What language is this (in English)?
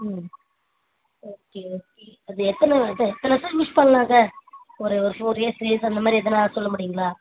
Tamil